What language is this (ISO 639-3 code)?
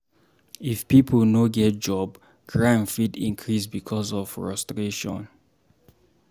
pcm